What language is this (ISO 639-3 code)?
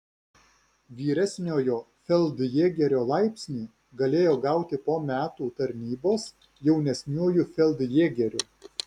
lit